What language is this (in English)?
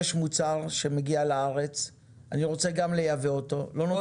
Hebrew